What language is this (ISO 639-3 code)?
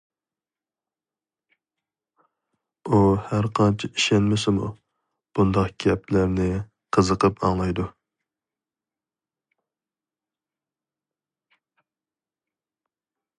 uig